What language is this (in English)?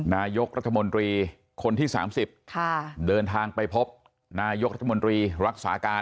Thai